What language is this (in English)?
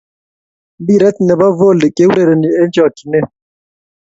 Kalenjin